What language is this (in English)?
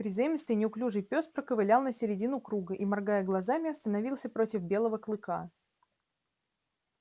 Russian